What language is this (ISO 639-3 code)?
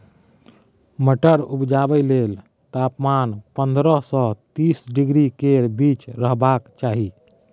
mai